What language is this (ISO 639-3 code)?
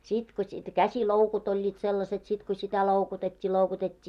fin